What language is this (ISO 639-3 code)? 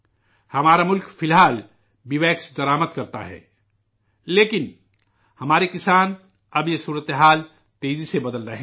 urd